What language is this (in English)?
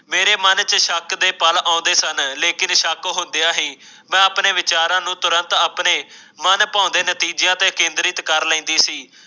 Punjabi